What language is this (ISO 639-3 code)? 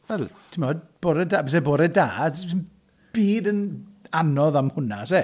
cym